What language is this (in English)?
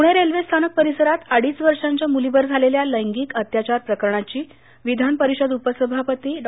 Marathi